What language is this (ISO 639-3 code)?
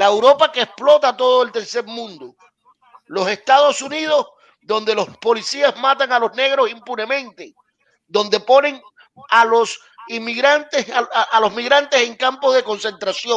spa